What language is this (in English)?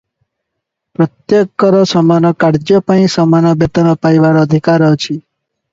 Odia